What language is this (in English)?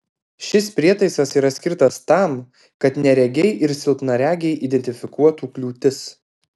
Lithuanian